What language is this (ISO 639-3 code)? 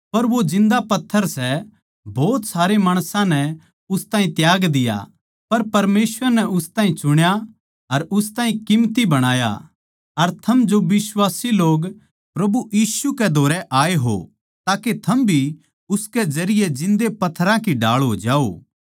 bgc